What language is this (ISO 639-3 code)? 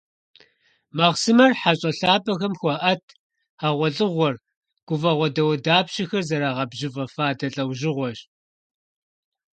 kbd